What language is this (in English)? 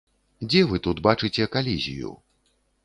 Belarusian